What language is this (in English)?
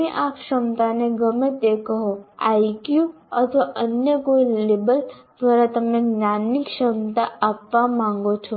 Gujarati